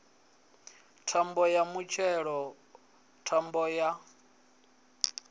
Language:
Venda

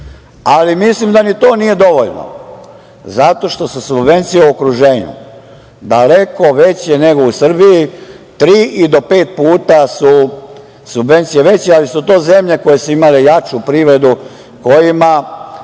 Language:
Serbian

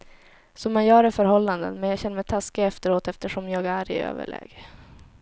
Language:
Swedish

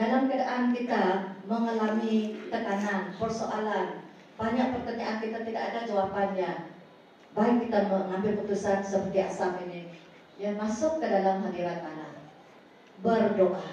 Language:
Malay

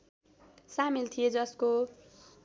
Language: Nepali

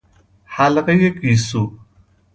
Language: Persian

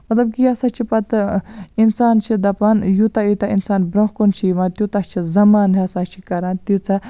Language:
Kashmiri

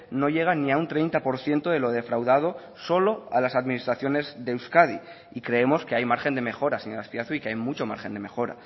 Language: Spanish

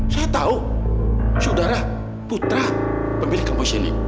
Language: Indonesian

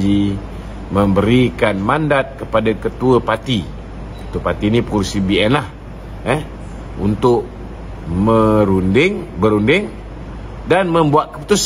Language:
Malay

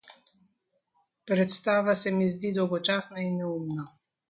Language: Slovenian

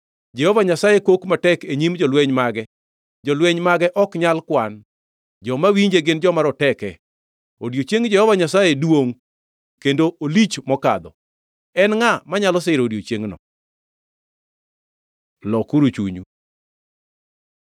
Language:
Luo (Kenya and Tanzania)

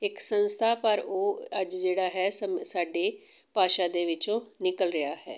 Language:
Punjabi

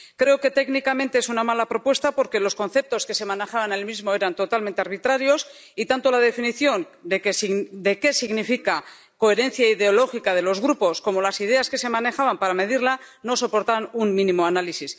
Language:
Spanish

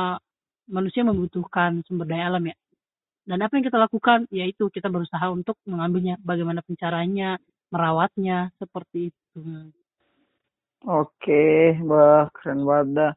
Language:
Indonesian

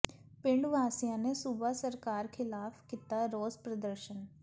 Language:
Punjabi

